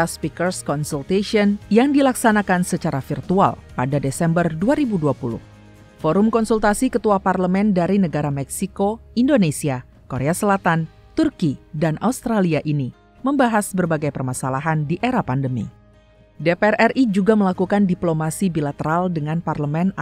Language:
Indonesian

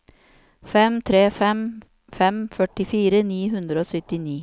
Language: Norwegian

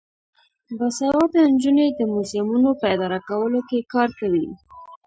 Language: Pashto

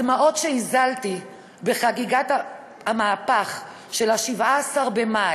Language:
Hebrew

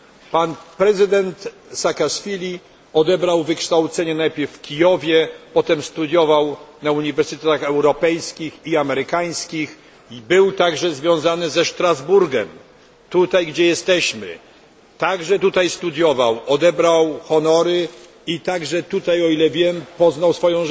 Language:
Polish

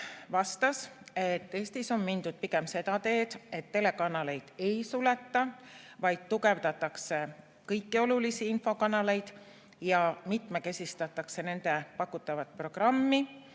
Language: Estonian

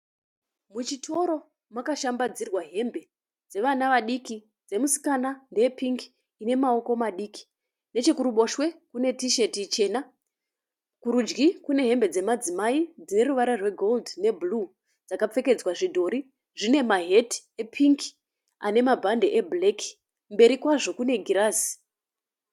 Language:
Shona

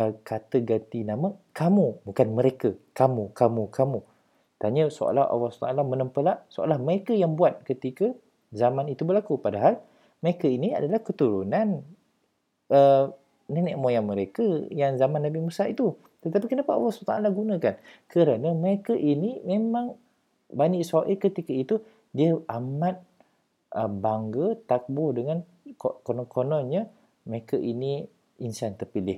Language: Malay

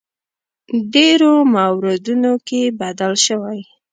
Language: Pashto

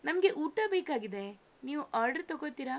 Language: Kannada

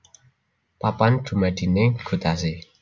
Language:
Javanese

